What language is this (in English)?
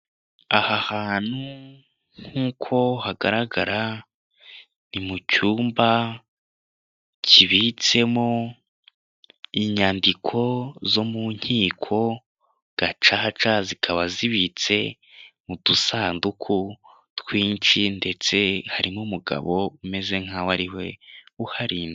Kinyarwanda